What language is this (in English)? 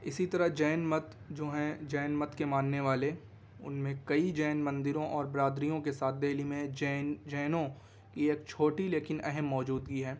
Urdu